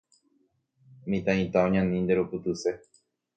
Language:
Guarani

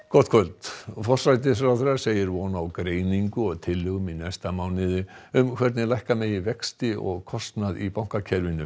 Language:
Icelandic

